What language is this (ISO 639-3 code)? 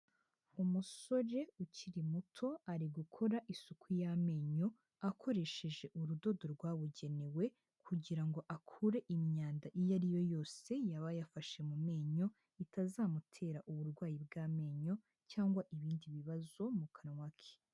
kin